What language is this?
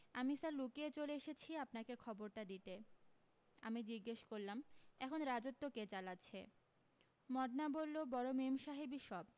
Bangla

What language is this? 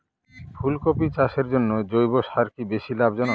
Bangla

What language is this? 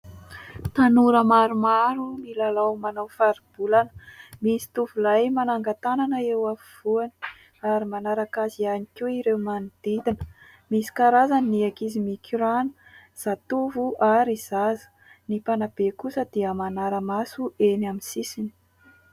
Malagasy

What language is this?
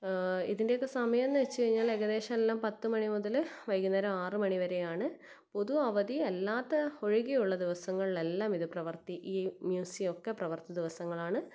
Malayalam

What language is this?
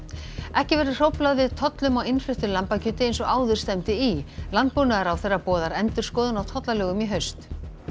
Icelandic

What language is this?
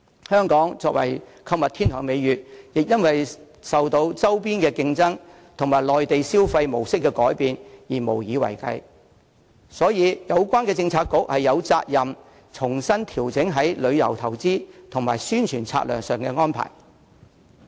Cantonese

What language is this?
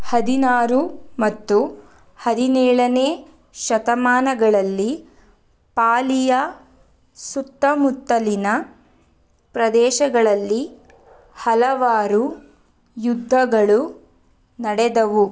Kannada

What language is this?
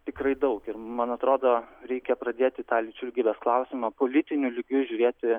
Lithuanian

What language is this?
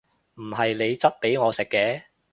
Cantonese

